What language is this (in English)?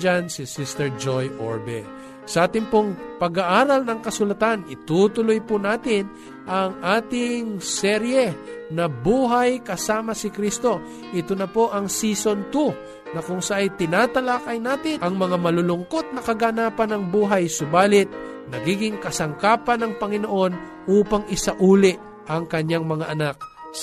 Filipino